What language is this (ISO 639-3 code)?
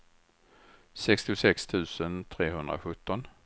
swe